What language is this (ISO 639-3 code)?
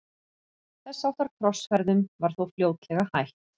isl